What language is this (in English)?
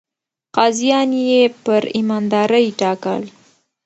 Pashto